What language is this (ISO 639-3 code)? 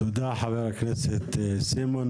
heb